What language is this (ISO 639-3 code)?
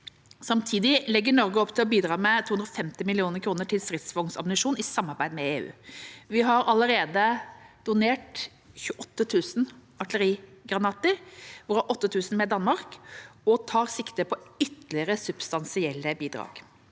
nor